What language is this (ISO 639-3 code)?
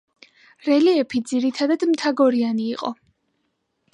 kat